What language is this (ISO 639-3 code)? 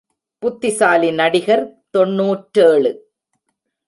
tam